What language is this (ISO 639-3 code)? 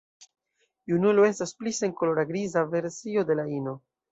epo